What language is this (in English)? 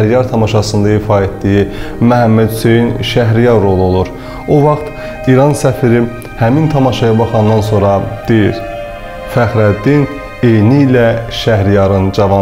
Turkish